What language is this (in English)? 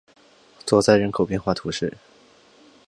Chinese